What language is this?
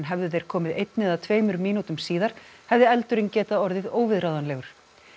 Icelandic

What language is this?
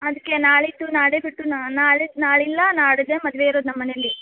Kannada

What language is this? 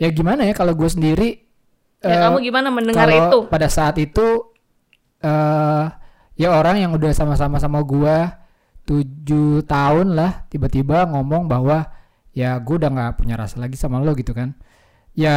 Indonesian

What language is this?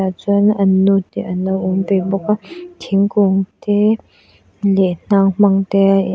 Mizo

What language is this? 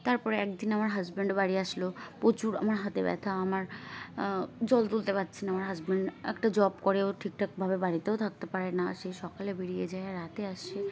Bangla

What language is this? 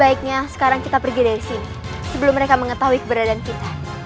Indonesian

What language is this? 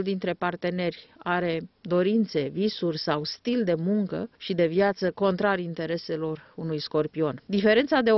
Romanian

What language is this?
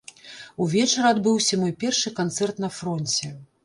Belarusian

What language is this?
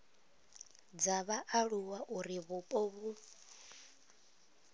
Venda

